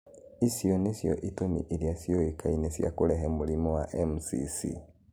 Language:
Kikuyu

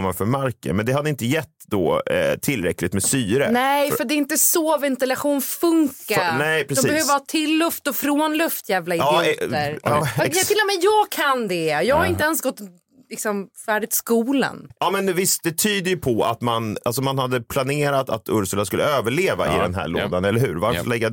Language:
Swedish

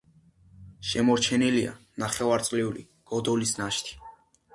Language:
Georgian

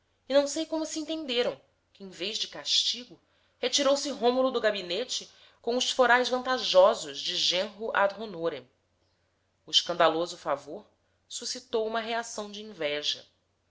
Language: Portuguese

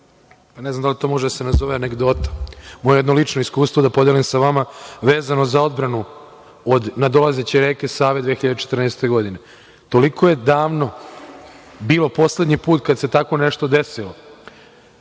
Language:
Serbian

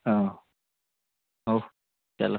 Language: Odia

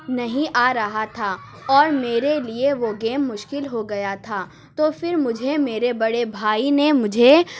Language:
Urdu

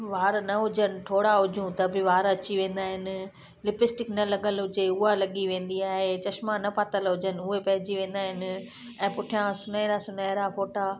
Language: Sindhi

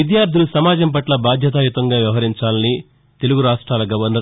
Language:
Telugu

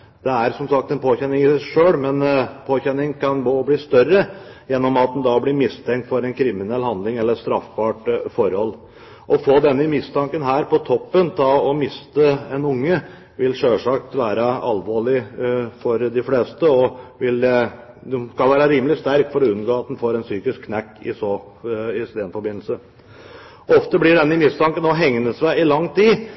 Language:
Norwegian Bokmål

